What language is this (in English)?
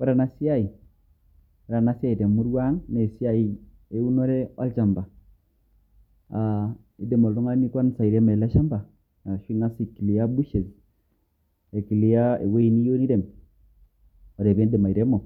Masai